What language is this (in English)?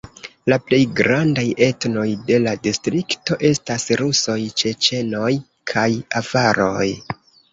Esperanto